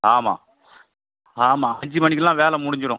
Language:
Tamil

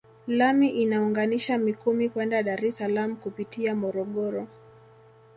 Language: Swahili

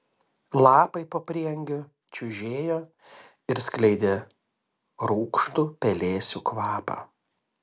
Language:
Lithuanian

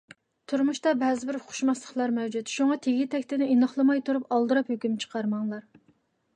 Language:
Uyghur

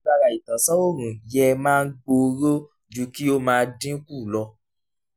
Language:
Yoruba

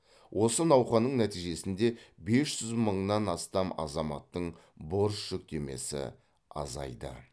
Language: Kazakh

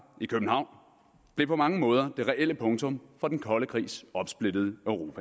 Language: Danish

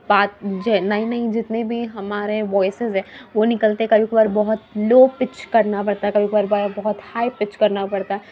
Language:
Urdu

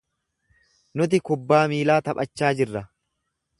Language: Oromo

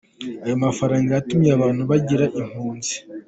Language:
Kinyarwanda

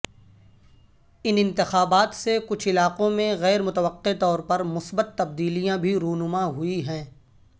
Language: Urdu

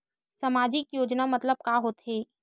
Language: Chhattisgarhi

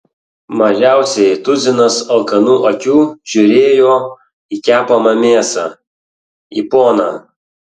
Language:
Lithuanian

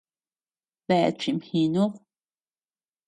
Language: Tepeuxila Cuicatec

